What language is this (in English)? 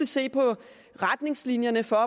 Danish